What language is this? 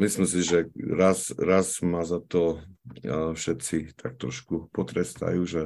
Slovak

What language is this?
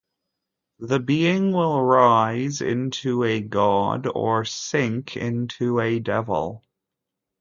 English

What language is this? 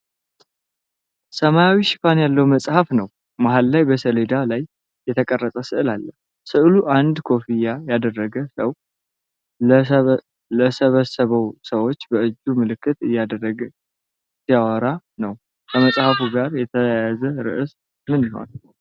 Amharic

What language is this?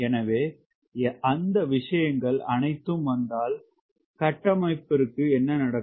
Tamil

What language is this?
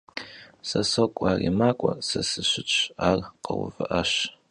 Kabardian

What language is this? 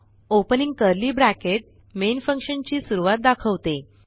Marathi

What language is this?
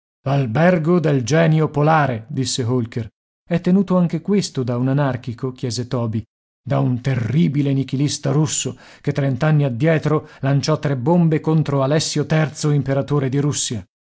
Italian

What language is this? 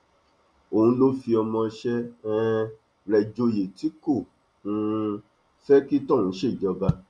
Yoruba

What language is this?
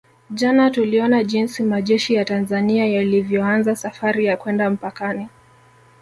Swahili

